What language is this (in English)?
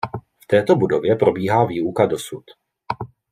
Czech